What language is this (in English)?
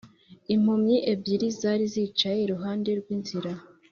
Kinyarwanda